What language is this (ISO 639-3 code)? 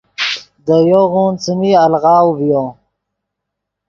ydg